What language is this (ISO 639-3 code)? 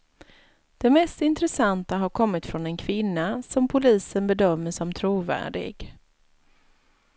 swe